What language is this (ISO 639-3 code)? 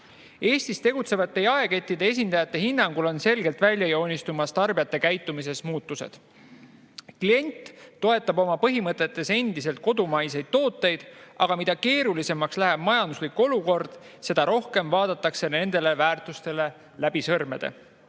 est